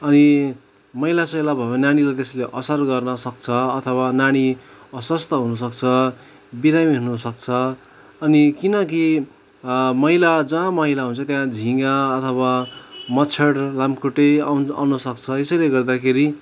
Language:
Nepali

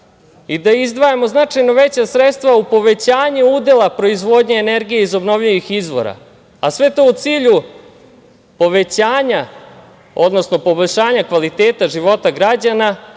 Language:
Serbian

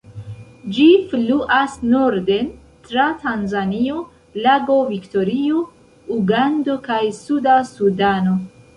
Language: Esperanto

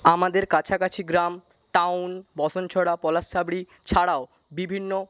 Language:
Bangla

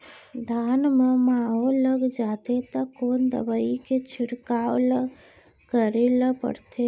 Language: Chhattisgarhi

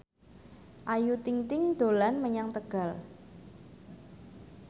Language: Javanese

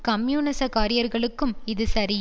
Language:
Tamil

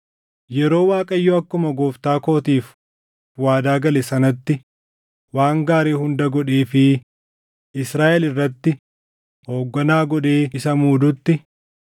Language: Oromo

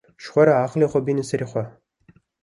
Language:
Kurdish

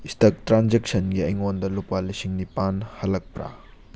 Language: Manipuri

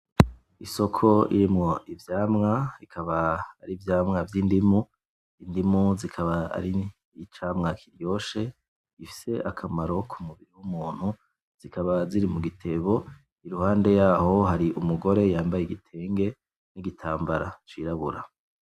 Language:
Rundi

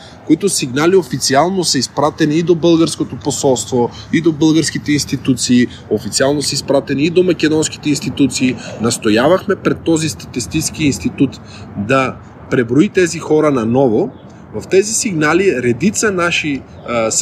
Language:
Bulgarian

